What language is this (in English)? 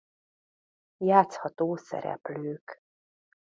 Hungarian